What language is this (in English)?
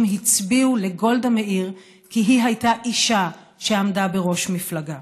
Hebrew